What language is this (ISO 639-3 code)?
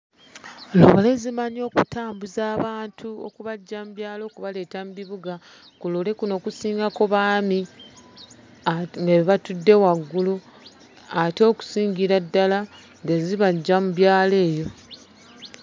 lug